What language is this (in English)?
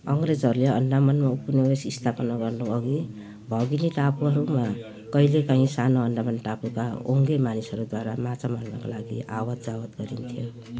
Nepali